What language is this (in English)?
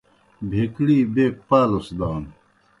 Kohistani Shina